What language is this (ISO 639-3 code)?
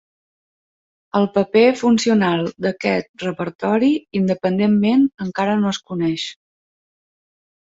cat